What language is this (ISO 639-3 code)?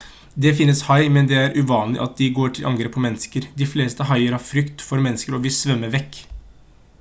nob